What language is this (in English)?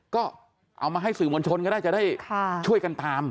Thai